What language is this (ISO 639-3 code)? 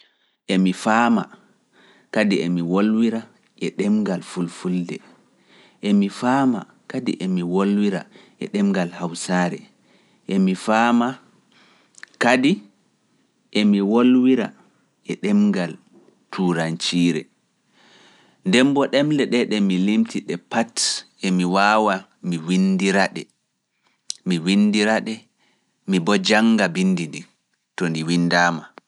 ful